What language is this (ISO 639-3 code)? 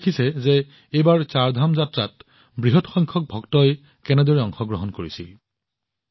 asm